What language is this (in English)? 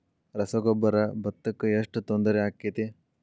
Kannada